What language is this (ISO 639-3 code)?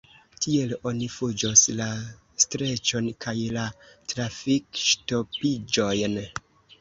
epo